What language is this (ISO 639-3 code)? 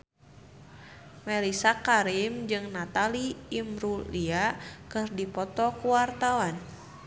sun